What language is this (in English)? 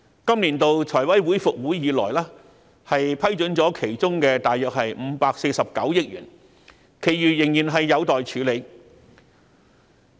Cantonese